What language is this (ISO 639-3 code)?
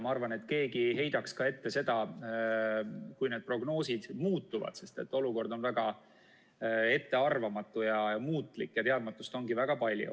est